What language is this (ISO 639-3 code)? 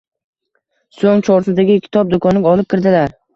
uzb